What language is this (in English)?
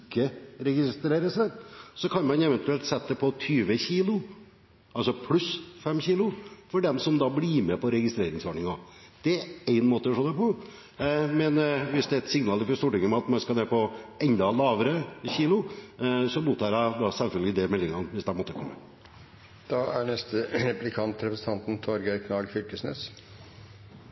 Norwegian